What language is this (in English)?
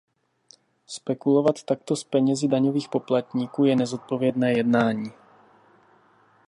Czech